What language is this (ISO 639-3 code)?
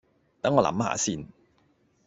yue